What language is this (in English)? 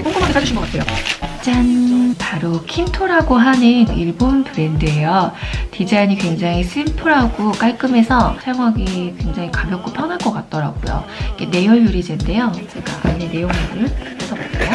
Korean